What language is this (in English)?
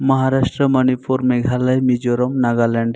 Santali